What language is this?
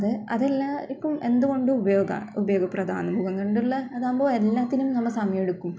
Malayalam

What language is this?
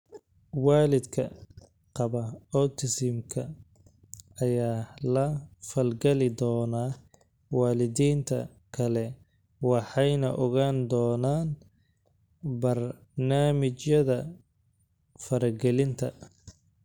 Somali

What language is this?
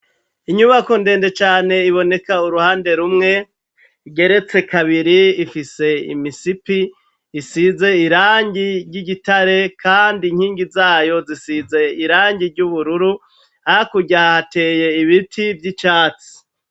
Rundi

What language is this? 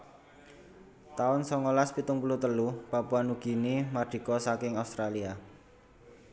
Javanese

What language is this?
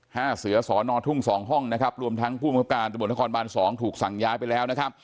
Thai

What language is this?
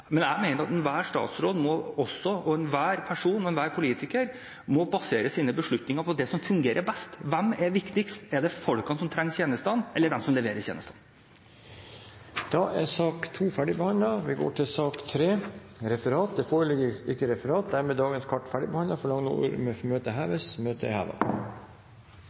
Norwegian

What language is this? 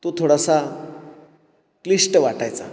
Marathi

